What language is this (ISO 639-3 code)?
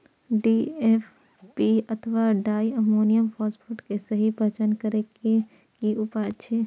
mai